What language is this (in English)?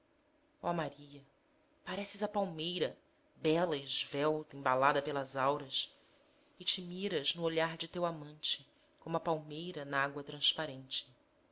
Portuguese